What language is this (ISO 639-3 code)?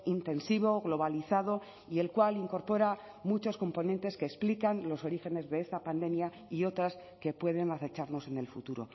spa